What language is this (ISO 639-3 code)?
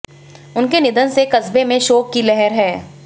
hin